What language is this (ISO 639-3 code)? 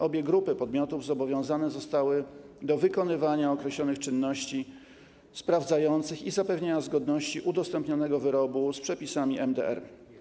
pol